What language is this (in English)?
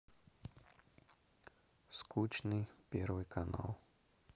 Russian